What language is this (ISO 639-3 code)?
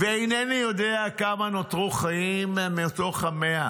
heb